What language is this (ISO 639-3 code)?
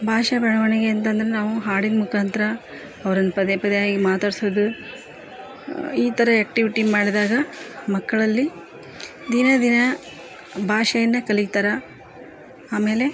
kan